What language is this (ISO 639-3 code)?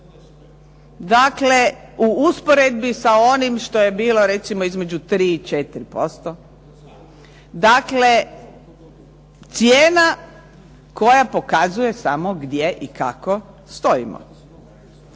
hrv